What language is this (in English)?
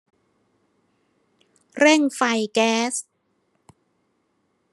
Thai